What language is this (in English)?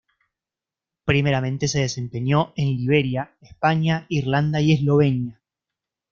Spanish